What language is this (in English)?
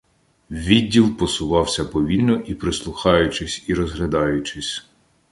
Ukrainian